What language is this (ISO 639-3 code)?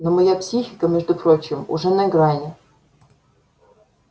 rus